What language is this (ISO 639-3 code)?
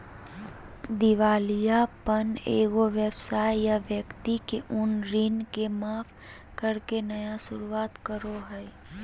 mag